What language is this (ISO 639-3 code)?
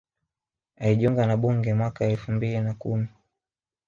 swa